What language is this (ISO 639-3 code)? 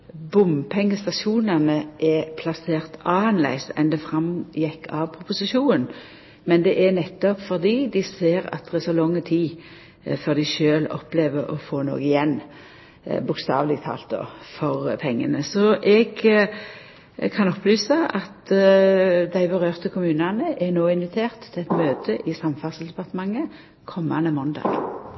nno